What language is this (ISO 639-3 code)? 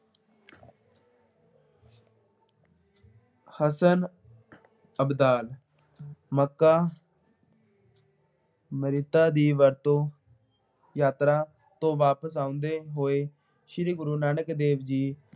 pan